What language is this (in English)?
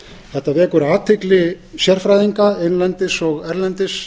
Icelandic